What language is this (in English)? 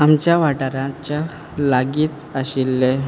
Konkani